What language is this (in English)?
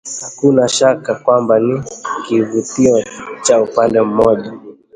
Swahili